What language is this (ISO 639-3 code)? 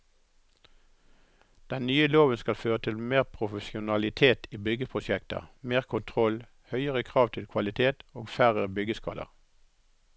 nor